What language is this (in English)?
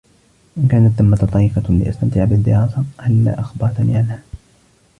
Arabic